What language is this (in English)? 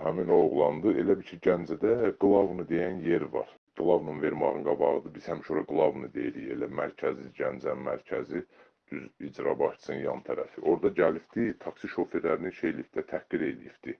Azerbaijani